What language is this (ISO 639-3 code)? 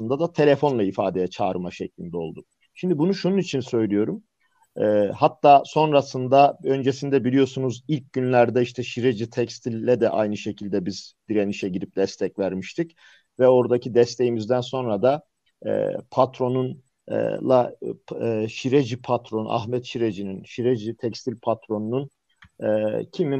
tur